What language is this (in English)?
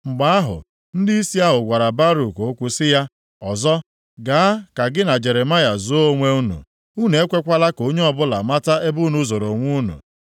Igbo